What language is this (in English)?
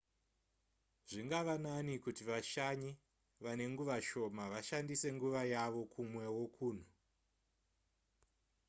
Shona